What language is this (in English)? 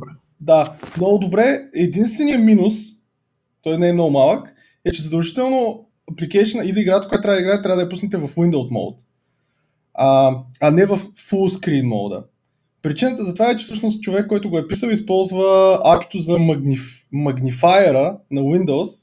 Bulgarian